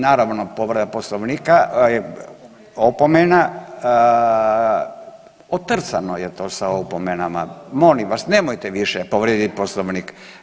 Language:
Croatian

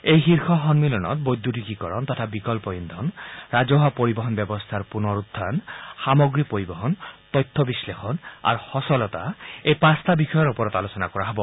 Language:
Assamese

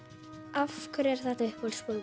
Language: Icelandic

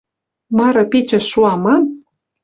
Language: Western Mari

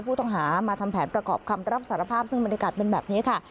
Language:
Thai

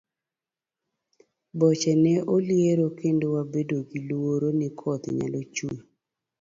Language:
Luo (Kenya and Tanzania)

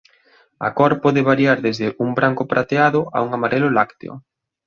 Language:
Galician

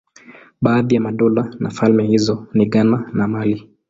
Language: Swahili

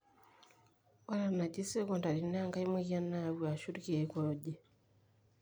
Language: Masai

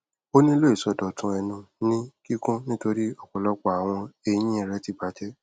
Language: Yoruba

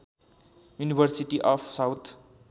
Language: Nepali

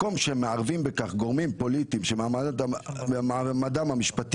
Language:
Hebrew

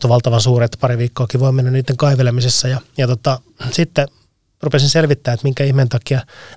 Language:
Finnish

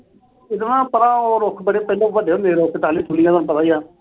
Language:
Punjabi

